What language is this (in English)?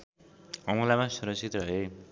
Nepali